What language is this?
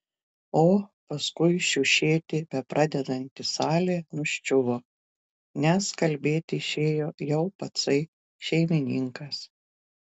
Lithuanian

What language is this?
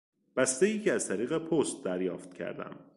Persian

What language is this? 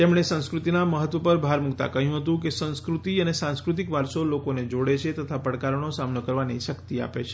Gujarati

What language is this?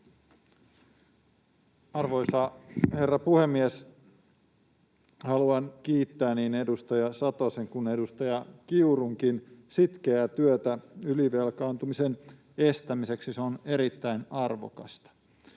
Finnish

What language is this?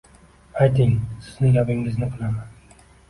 Uzbek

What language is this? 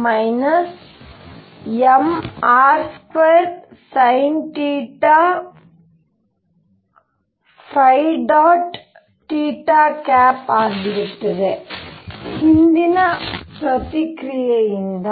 Kannada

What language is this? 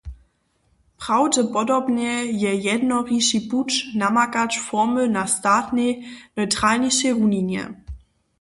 Upper Sorbian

